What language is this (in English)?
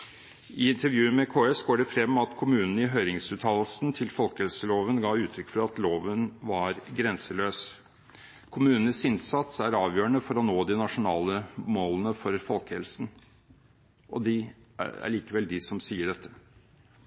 Norwegian Bokmål